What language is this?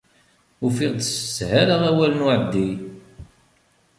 Kabyle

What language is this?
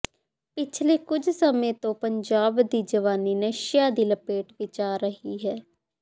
Punjabi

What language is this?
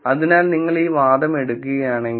Malayalam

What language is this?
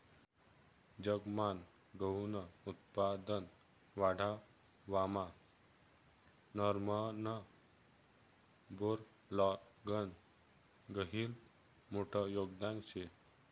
Marathi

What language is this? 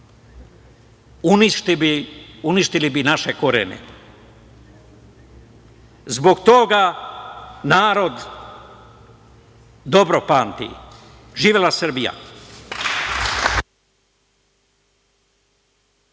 Serbian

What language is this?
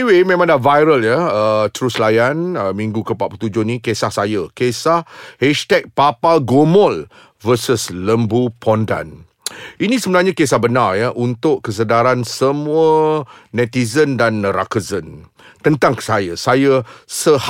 Malay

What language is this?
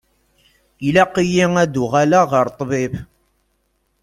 Kabyle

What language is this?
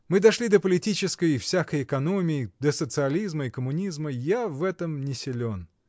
Russian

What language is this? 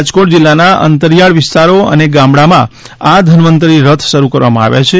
Gujarati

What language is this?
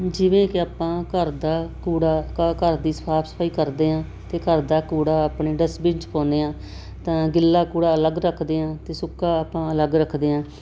Punjabi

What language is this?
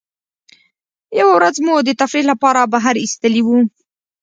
Pashto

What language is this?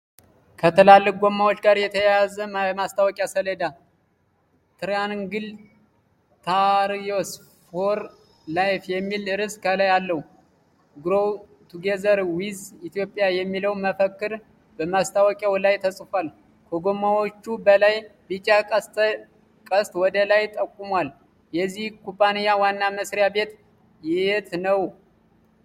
Amharic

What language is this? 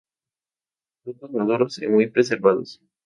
Spanish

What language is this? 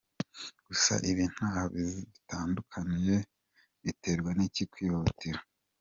Kinyarwanda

